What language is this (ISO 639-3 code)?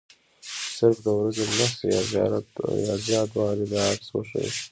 pus